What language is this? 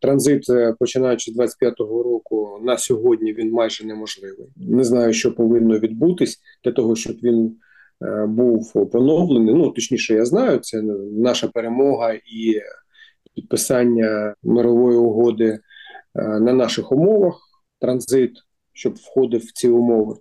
Ukrainian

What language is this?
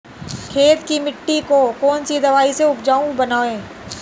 Hindi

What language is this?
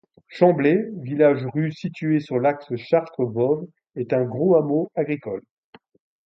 French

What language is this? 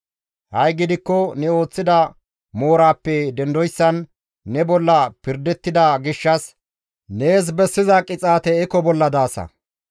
Gamo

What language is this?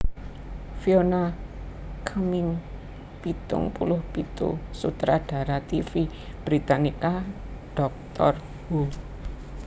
Javanese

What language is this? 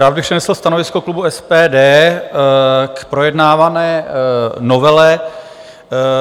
Czech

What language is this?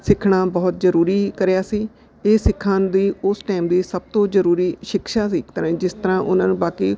Punjabi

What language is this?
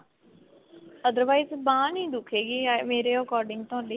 Punjabi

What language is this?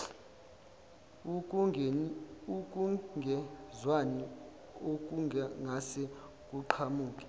Zulu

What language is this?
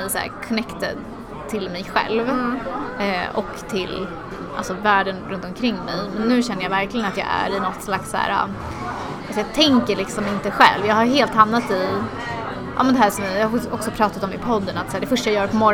Swedish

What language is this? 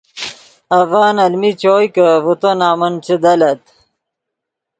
Yidgha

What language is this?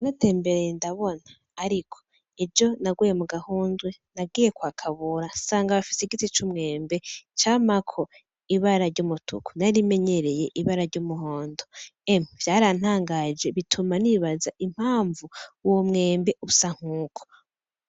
Rundi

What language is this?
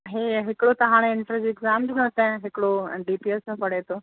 Sindhi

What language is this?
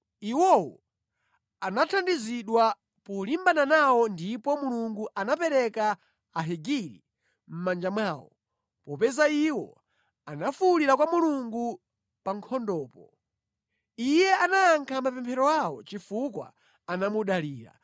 Nyanja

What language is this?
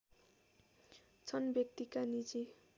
Nepali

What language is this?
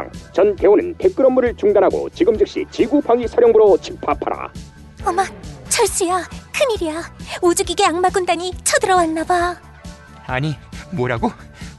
Korean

